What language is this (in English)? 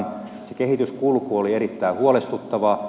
Finnish